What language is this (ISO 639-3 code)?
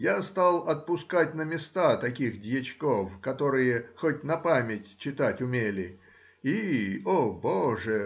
rus